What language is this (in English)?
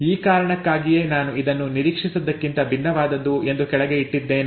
Kannada